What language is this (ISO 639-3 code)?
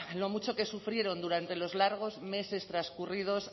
spa